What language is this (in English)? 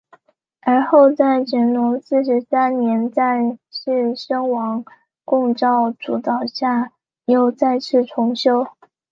Chinese